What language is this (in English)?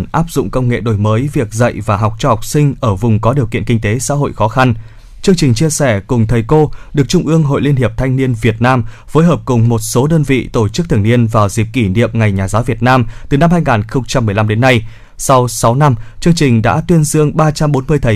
Vietnamese